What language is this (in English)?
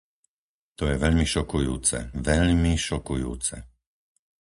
Slovak